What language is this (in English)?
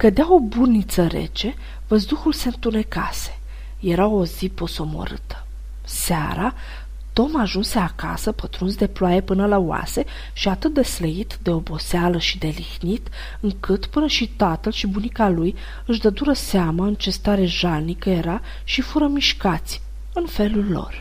Romanian